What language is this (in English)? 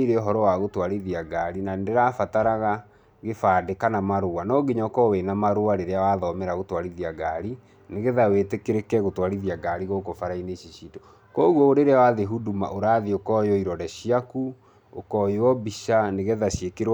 Kikuyu